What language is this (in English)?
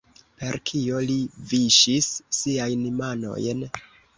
Esperanto